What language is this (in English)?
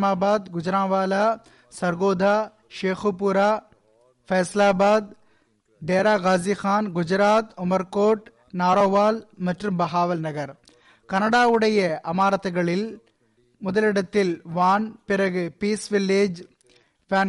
Tamil